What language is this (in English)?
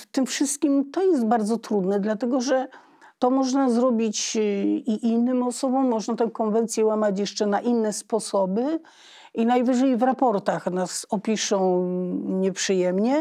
Polish